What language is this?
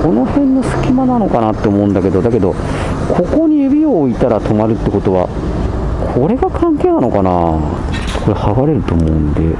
Japanese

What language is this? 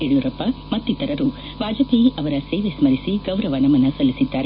Kannada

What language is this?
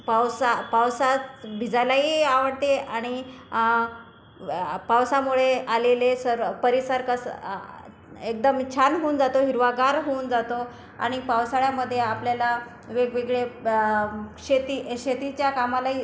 Marathi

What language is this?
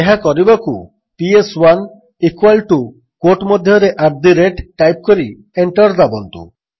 Odia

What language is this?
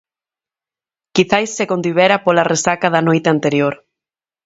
Galician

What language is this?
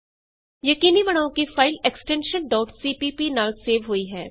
Punjabi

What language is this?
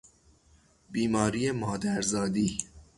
Persian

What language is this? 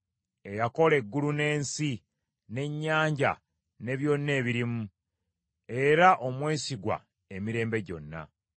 Ganda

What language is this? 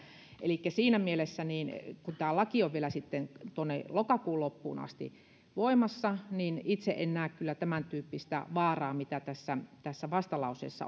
Finnish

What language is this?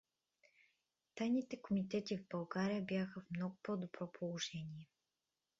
Bulgarian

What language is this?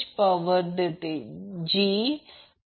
Marathi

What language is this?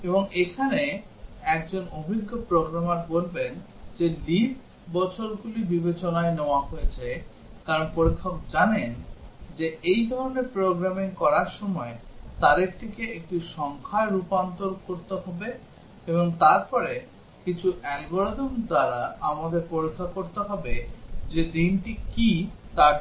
Bangla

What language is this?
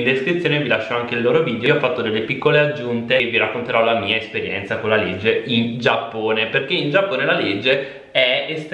Italian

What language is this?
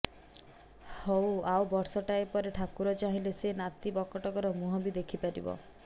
Odia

